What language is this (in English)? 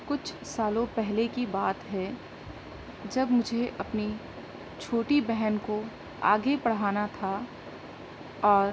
Urdu